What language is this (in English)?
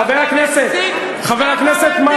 Hebrew